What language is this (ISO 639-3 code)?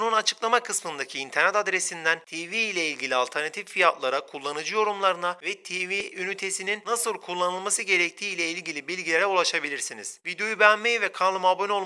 tur